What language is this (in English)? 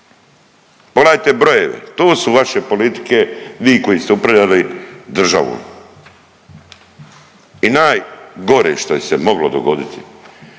Croatian